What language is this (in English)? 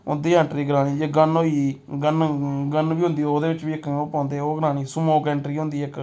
Dogri